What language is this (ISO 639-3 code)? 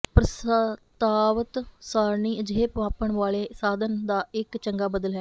pan